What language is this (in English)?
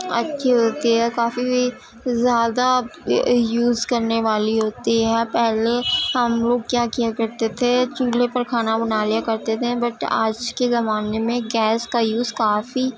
Urdu